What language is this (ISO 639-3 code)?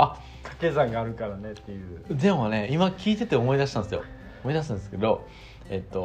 jpn